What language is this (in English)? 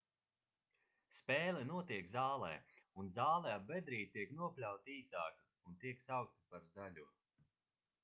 Latvian